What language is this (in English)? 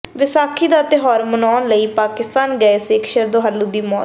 Punjabi